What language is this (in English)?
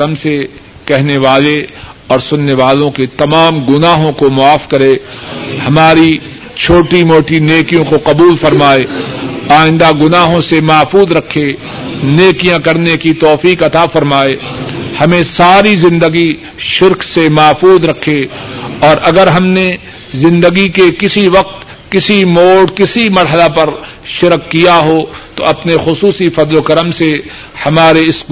Urdu